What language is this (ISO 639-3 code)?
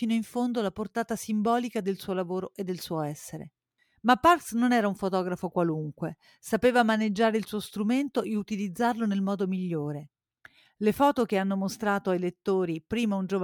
ita